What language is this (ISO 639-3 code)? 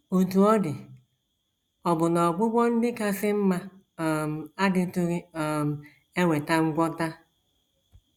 ibo